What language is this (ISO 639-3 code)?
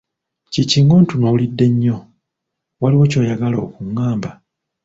lug